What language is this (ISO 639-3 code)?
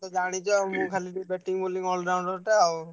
ori